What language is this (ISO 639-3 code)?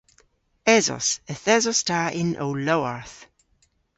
cor